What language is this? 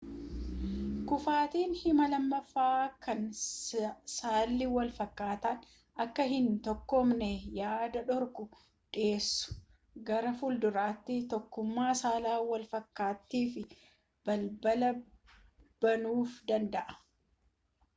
Oromo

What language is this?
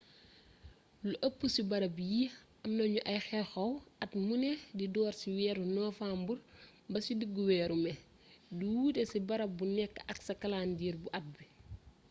Wolof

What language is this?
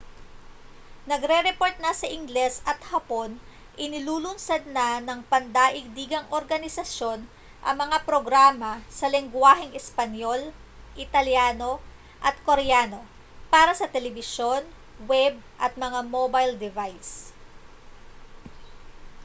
Filipino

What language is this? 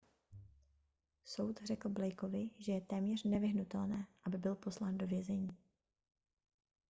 Czech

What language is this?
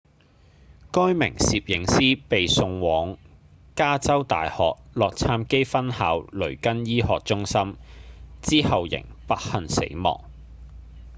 Cantonese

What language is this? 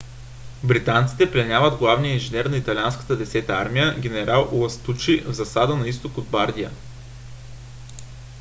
Bulgarian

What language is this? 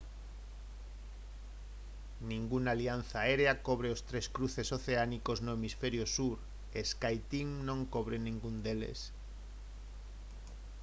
Galician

